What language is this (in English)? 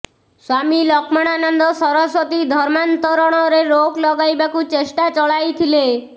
Odia